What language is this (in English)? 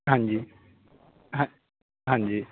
Punjabi